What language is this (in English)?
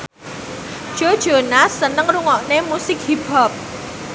Javanese